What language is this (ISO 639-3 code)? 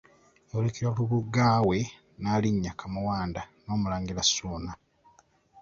lug